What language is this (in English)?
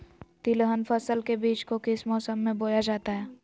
Magahi